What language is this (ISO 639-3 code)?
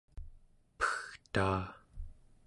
esu